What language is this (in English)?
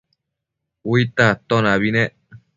Matsés